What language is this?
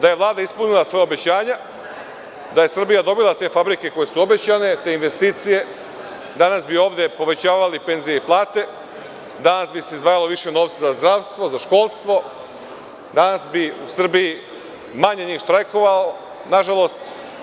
Serbian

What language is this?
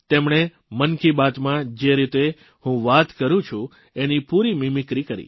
Gujarati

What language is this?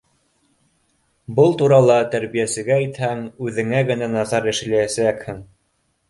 Bashkir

